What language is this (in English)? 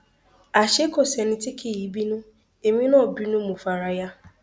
Yoruba